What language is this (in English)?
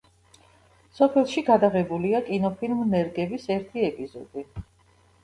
Georgian